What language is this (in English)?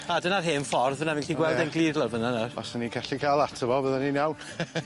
Welsh